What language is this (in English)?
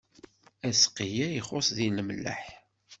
Kabyle